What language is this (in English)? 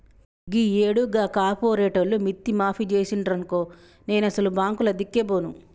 Telugu